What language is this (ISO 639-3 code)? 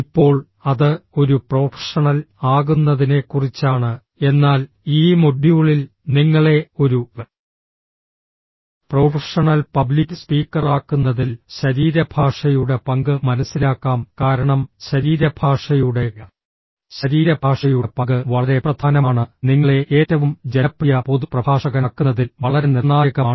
mal